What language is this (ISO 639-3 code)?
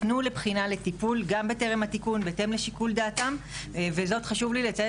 heb